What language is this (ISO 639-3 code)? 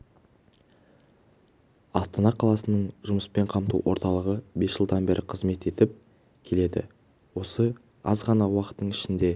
kaz